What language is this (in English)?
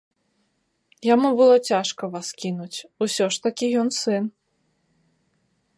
Belarusian